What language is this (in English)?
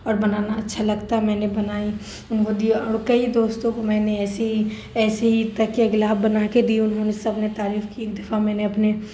Urdu